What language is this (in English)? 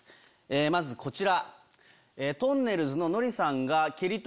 Japanese